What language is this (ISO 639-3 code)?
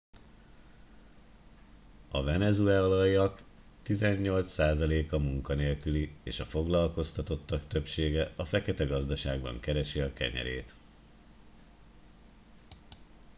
hun